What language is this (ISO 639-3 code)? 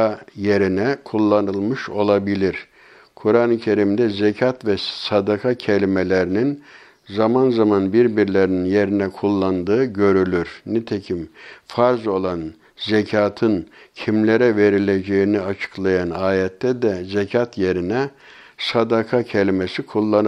tur